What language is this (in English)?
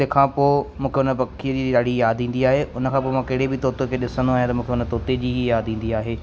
Sindhi